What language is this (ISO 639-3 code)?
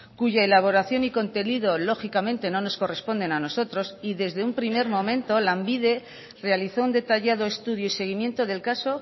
spa